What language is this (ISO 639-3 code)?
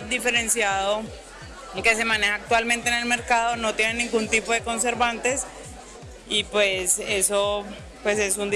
spa